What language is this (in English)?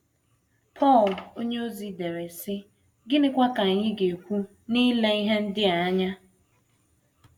Igbo